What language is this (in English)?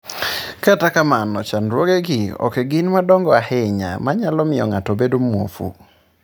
Luo (Kenya and Tanzania)